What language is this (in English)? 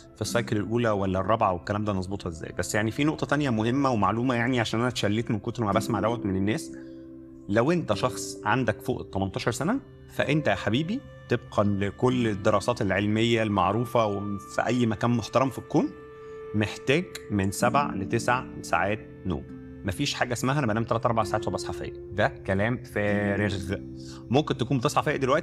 Arabic